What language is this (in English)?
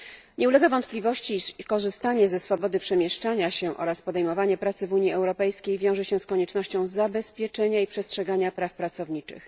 Polish